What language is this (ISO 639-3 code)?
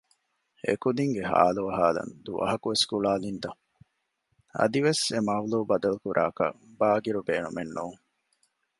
div